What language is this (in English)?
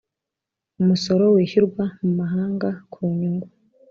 Kinyarwanda